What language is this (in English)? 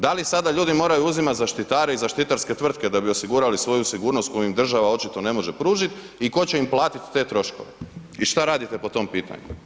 Croatian